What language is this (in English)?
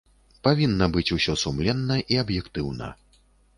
Belarusian